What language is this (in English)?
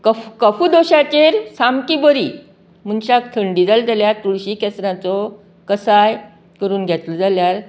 Konkani